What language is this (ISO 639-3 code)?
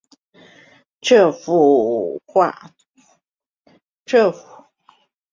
zho